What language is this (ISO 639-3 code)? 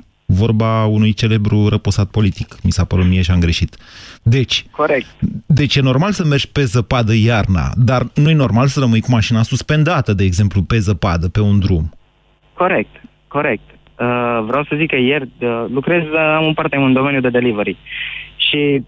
ron